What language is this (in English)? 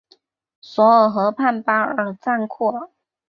Chinese